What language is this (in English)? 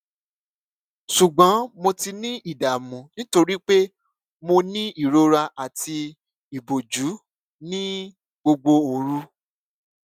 Yoruba